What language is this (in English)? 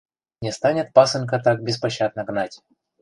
Mari